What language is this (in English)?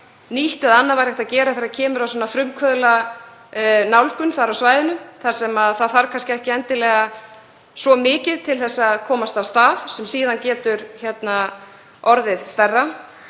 Icelandic